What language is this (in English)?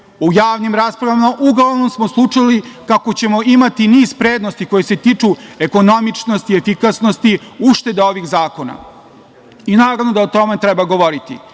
Serbian